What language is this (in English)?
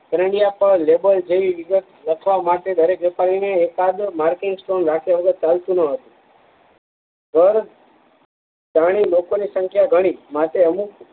Gujarati